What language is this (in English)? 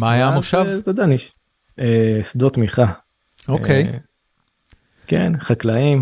Hebrew